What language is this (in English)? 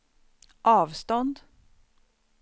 Swedish